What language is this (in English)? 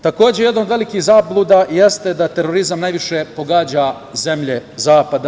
Serbian